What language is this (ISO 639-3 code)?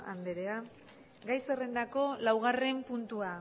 eus